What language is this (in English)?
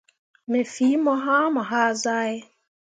Mundang